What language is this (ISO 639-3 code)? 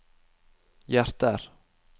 nor